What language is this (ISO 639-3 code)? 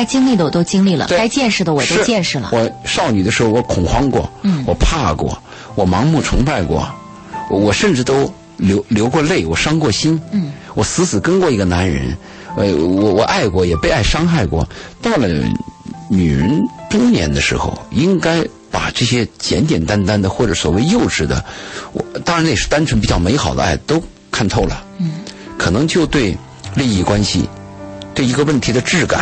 zho